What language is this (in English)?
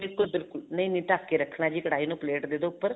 Punjabi